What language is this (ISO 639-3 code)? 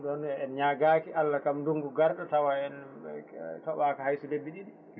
ful